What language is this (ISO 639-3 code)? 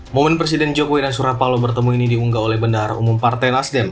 ind